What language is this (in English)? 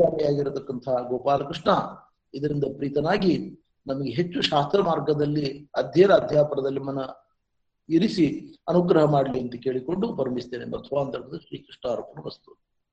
Kannada